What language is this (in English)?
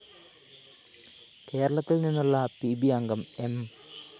Malayalam